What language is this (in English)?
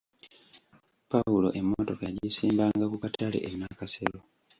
Ganda